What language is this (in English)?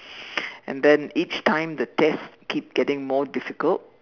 English